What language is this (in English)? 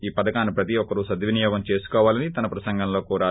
Telugu